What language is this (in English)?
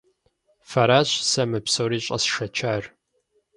Kabardian